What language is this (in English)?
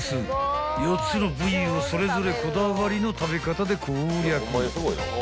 Japanese